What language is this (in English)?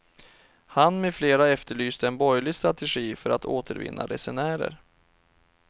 Swedish